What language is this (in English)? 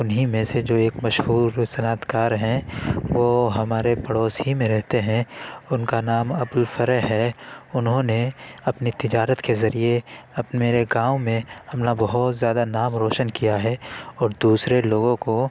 Urdu